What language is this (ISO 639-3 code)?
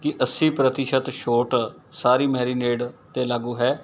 pan